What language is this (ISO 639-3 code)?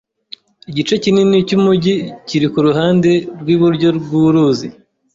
kin